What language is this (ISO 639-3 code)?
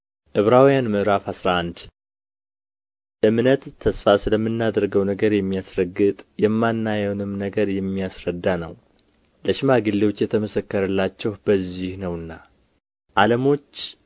amh